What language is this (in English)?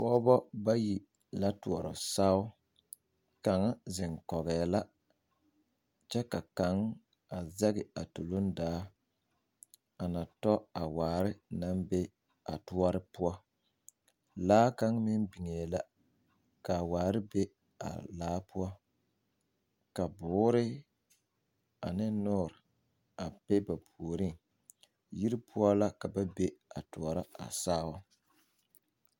Southern Dagaare